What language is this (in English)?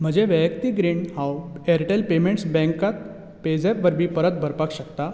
Konkani